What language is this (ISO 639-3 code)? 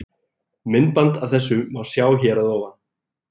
isl